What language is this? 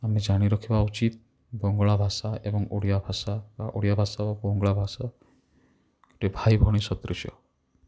Odia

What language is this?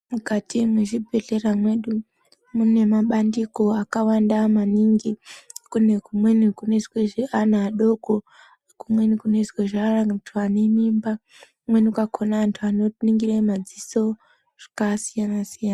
Ndau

